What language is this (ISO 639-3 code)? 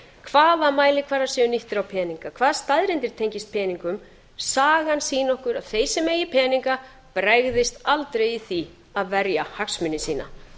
isl